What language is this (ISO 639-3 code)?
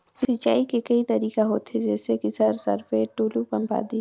hne